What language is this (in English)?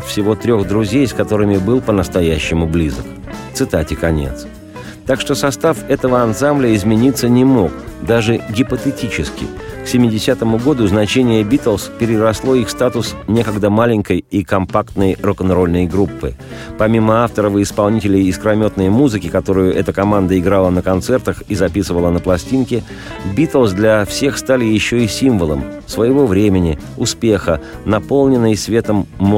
Russian